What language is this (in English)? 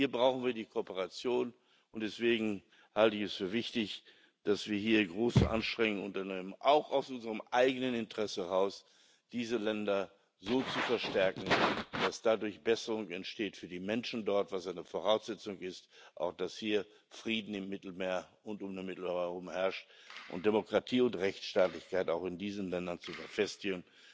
German